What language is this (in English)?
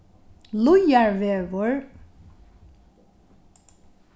Faroese